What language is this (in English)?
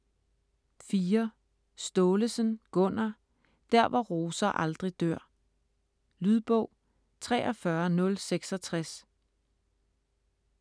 Danish